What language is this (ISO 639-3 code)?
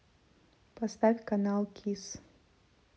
rus